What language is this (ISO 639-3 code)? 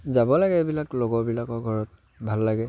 asm